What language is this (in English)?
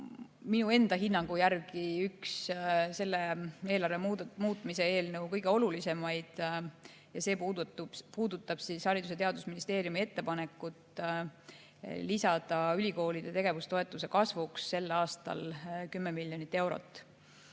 Estonian